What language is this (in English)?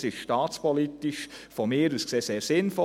Swiss German